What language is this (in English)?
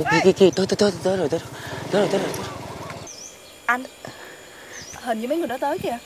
Vietnamese